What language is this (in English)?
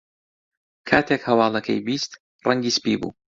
Central Kurdish